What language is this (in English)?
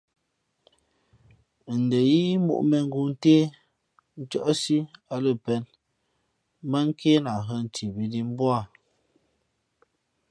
Fe'fe'